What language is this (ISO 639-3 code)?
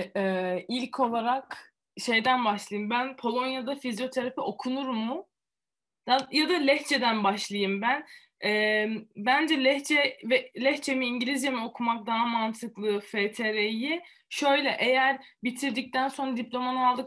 tur